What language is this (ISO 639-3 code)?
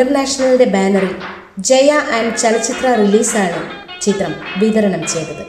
mal